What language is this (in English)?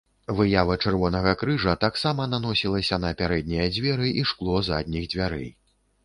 Belarusian